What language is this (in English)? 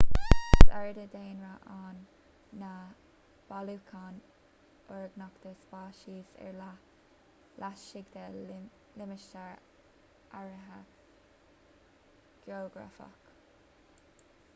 Irish